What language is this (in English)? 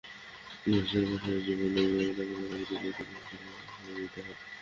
Bangla